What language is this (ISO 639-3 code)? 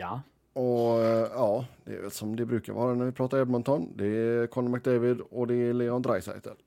swe